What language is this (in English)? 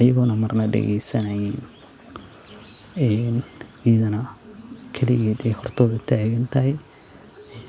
Somali